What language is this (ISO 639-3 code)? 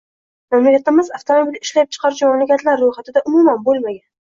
uzb